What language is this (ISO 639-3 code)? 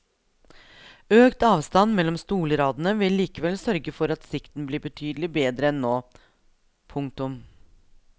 nor